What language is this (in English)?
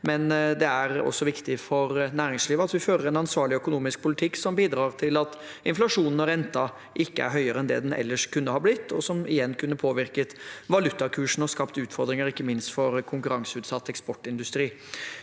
Norwegian